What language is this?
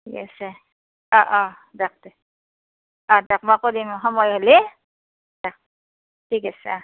Assamese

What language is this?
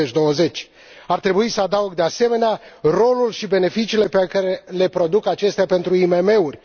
Romanian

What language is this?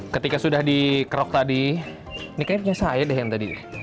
Indonesian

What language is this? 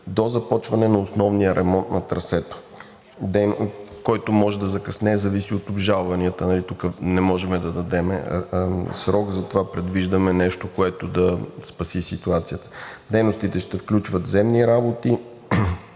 Bulgarian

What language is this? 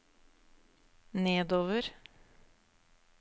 Norwegian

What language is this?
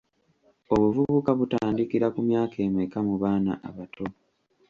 Ganda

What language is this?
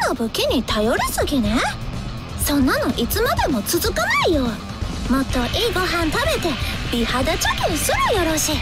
Japanese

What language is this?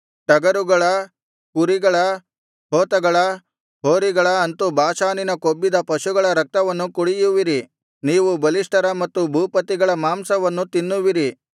Kannada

